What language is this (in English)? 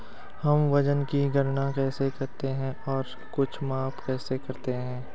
Hindi